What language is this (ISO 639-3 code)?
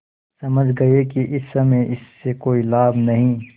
hin